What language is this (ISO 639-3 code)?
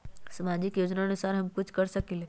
mag